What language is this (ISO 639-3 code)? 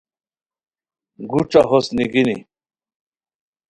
khw